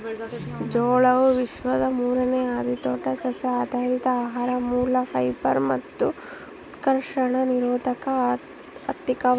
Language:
Kannada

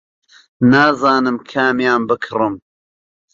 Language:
Central Kurdish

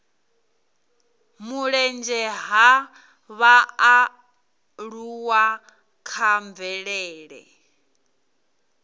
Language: Venda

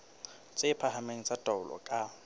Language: Southern Sotho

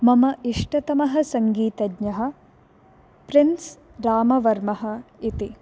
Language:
Sanskrit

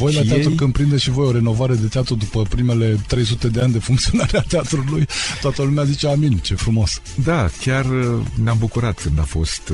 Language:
Romanian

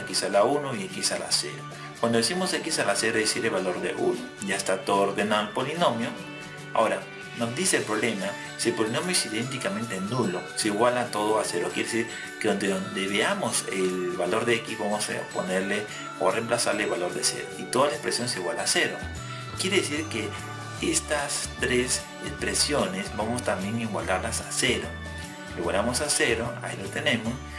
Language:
Spanish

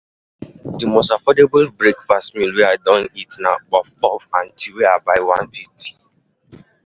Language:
Nigerian Pidgin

